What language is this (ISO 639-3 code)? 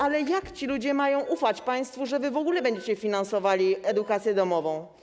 pol